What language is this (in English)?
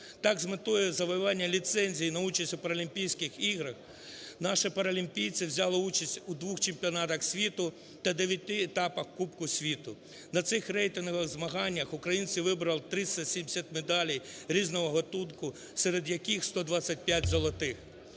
Ukrainian